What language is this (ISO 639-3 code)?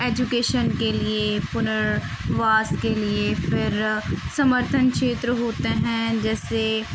urd